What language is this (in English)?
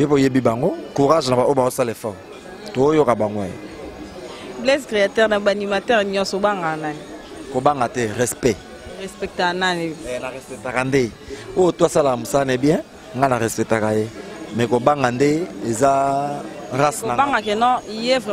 French